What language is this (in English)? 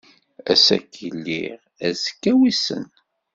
Kabyle